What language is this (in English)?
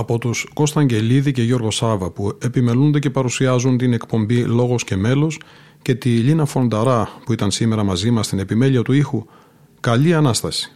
Greek